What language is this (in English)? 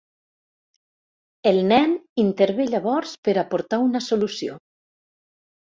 Catalan